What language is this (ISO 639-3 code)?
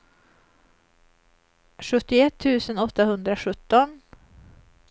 swe